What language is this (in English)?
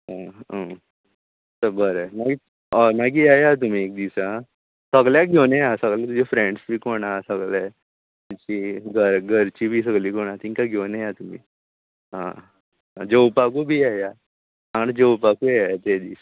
Konkani